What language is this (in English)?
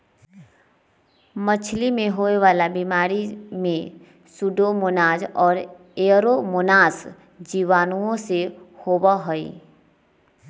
Magahi